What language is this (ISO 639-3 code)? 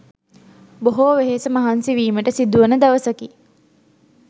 sin